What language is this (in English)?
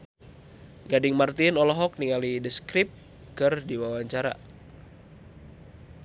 Sundanese